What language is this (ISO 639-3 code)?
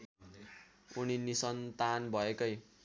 nep